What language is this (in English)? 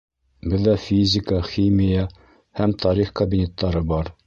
Bashkir